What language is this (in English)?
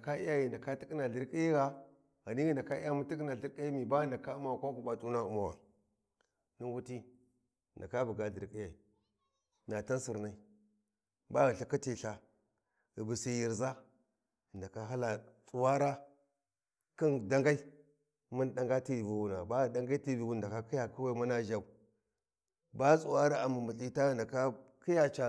Warji